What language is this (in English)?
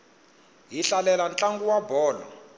Tsonga